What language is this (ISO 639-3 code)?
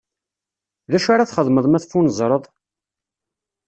kab